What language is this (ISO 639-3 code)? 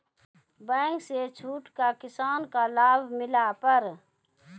mai